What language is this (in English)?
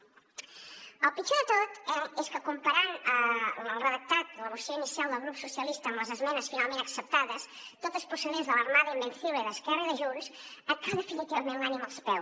Catalan